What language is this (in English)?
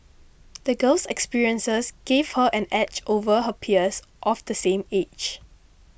English